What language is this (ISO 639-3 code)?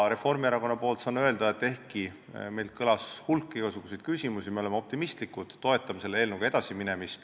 est